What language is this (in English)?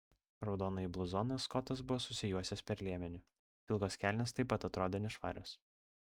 Lithuanian